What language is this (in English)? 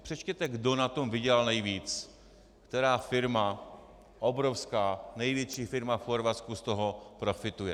Czech